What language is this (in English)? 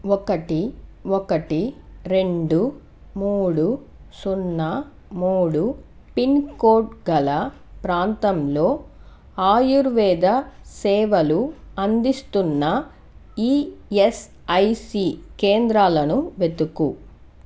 Telugu